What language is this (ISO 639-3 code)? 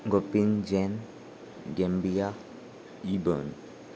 kok